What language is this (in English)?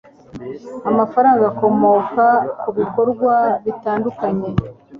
Kinyarwanda